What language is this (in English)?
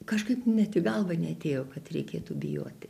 Lithuanian